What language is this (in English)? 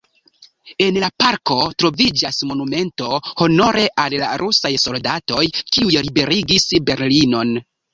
Esperanto